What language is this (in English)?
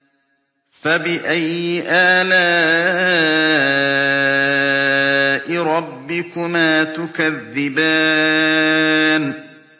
Arabic